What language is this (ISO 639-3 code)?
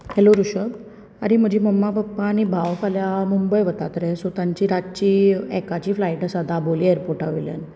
kok